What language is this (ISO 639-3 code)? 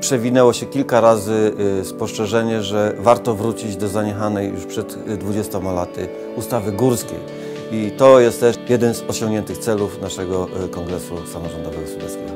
pol